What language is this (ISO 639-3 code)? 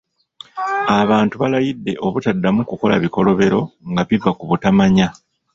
lug